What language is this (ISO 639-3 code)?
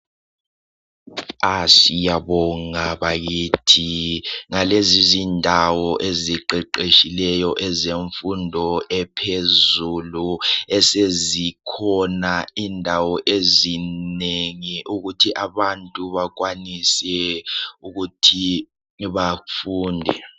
nde